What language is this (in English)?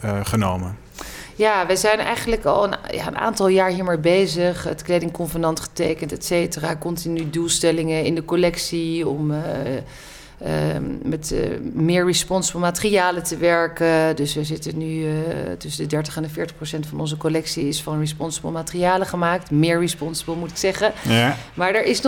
Dutch